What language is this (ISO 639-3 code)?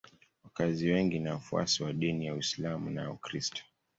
swa